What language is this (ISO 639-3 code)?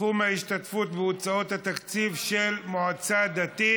heb